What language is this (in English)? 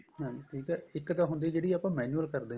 Punjabi